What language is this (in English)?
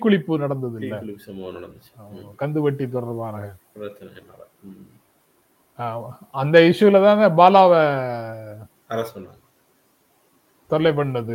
Tamil